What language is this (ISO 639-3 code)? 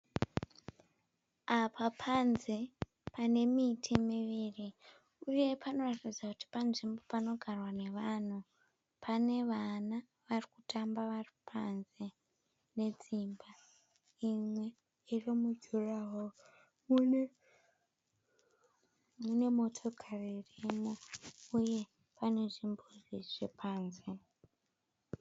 sna